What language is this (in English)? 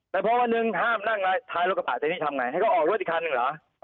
Thai